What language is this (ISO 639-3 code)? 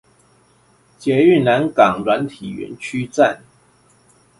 zho